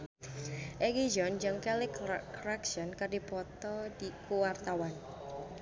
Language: Sundanese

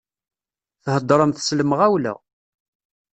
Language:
Kabyle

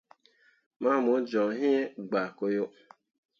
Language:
Mundang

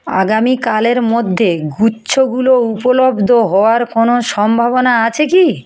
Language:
Bangla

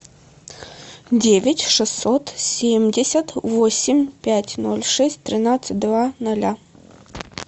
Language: Russian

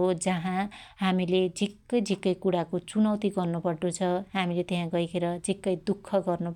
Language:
Dotyali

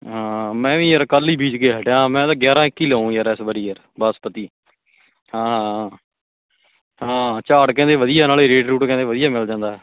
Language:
Punjabi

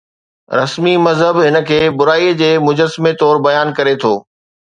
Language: Sindhi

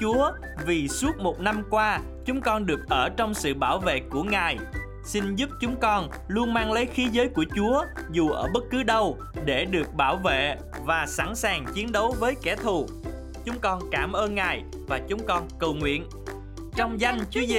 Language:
Vietnamese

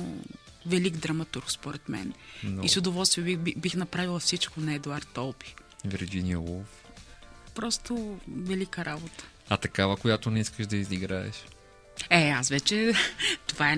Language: Bulgarian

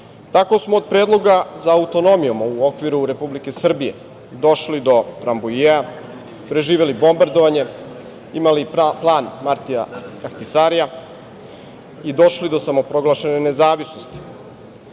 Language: Serbian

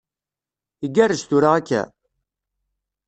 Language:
Kabyle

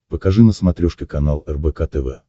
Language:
Russian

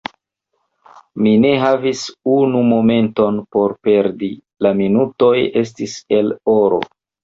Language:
Esperanto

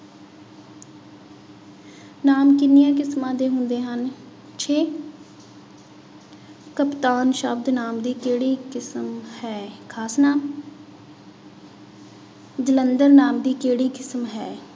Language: Punjabi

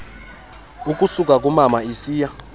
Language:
Xhosa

